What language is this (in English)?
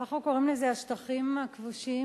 Hebrew